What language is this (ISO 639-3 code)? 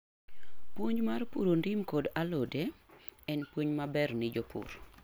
luo